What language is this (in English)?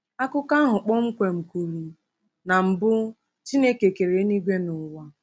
Igbo